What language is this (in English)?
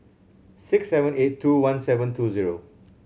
English